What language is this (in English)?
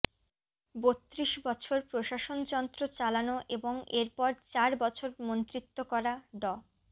Bangla